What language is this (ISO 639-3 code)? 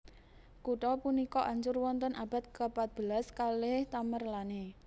jav